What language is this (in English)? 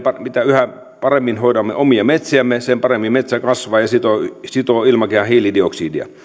Finnish